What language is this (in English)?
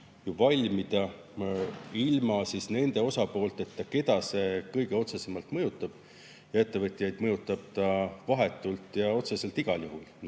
Estonian